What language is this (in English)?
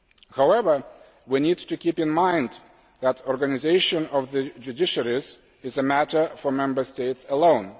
English